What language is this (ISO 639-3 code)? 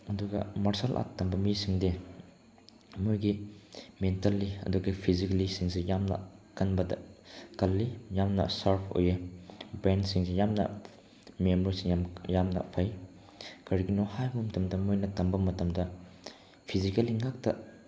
mni